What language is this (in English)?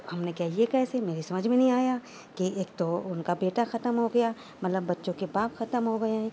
Urdu